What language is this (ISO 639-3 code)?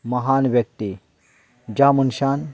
kok